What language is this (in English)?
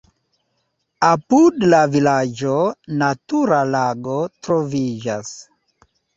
Esperanto